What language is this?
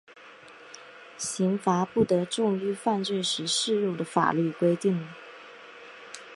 Chinese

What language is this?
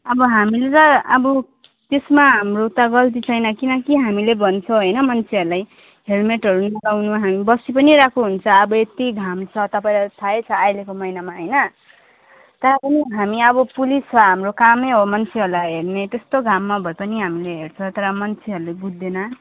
Nepali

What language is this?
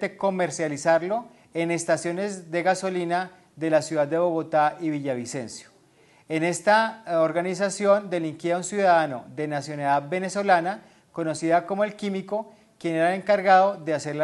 Spanish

